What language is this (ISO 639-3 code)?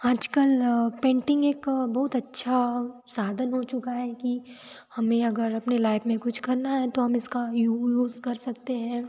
hin